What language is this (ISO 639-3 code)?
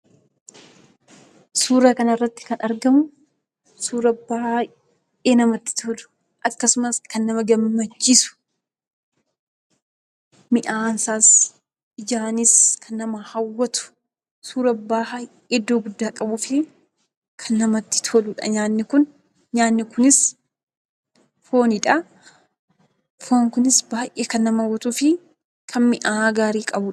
orm